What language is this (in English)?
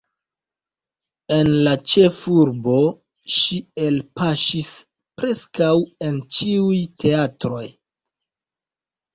Esperanto